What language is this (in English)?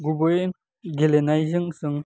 Bodo